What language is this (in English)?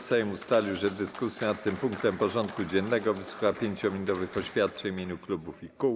Polish